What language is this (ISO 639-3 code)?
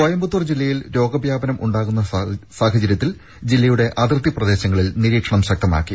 mal